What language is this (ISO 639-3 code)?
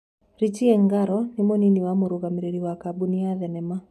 kik